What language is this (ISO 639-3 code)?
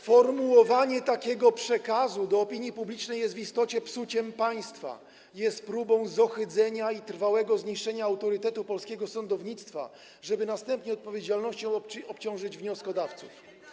pol